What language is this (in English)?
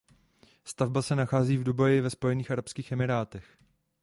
Czech